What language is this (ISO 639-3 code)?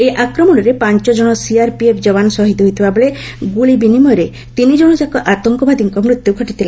ori